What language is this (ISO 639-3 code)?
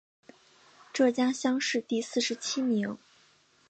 zho